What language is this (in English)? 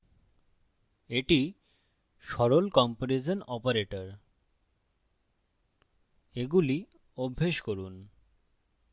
Bangla